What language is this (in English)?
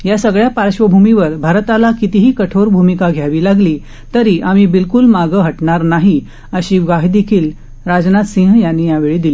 Marathi